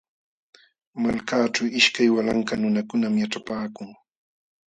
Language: Jauja Wanca Quechua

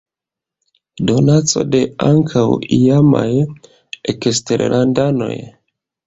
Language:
Esperanto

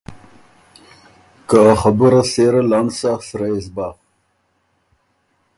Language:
Ormuri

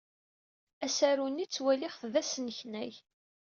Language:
Kabyle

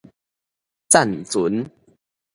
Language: Min Nan Chinese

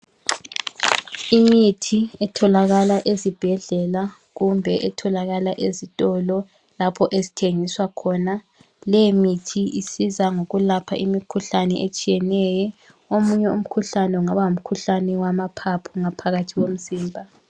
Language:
North Ndebele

